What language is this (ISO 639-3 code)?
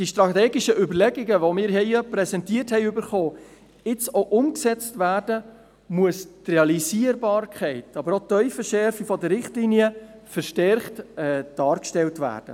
gsw